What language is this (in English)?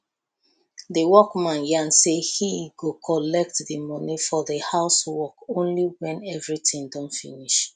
Nigerian Pidgin